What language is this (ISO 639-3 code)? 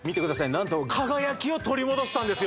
jpn